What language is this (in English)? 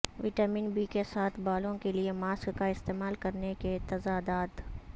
Urdu